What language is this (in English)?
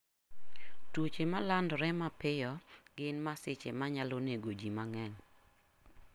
Luo (Kenya and Tanzania)